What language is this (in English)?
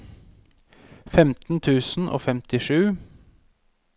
Norwegian